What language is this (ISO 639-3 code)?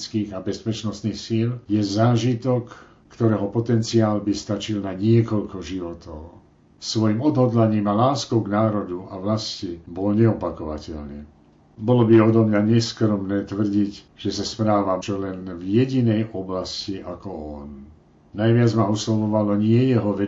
slk